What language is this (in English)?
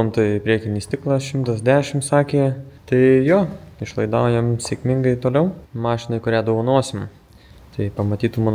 Lithuanian